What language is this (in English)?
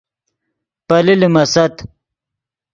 Yidgha